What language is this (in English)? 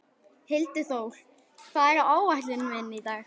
Icelandic